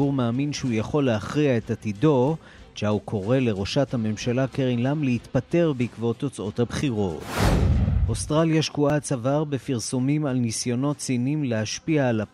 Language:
Hebrew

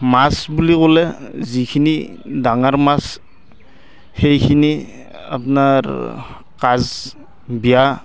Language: Assamese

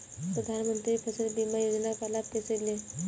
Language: Hindi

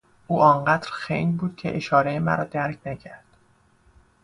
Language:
Persian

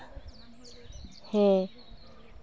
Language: Santali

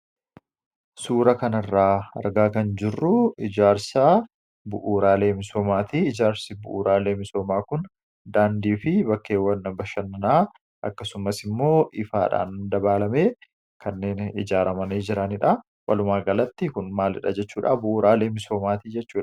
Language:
Oromo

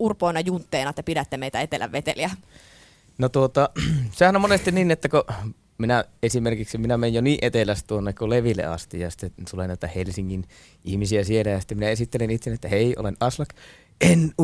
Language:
Finnish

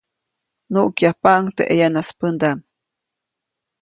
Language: Copainalá Zoque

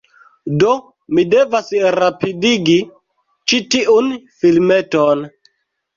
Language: Esperanto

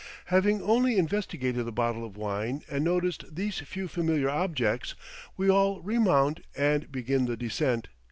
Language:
English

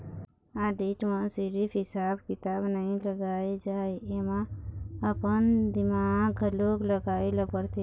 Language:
Chhattisgarhi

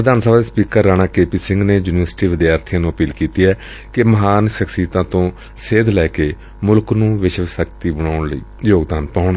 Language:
Punjabi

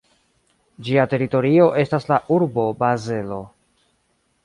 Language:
Esperanto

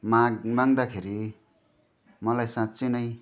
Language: Nepali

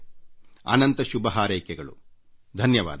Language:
Kannada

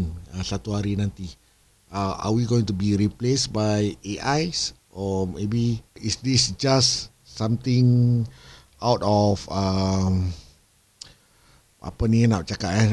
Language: Malay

